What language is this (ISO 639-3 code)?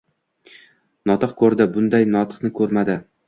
uzb